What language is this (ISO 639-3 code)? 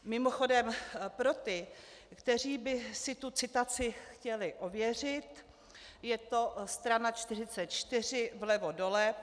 ces